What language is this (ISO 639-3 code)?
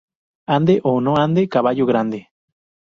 spa